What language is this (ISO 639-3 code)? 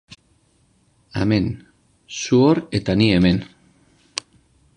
eus